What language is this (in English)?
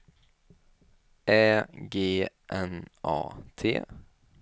Swedish